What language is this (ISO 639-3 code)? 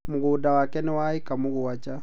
kik